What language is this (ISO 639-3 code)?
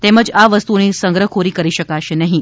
guj